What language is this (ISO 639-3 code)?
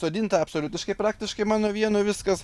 lit